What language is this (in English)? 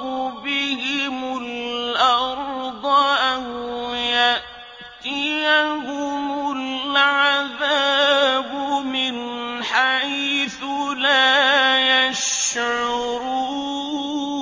Arabic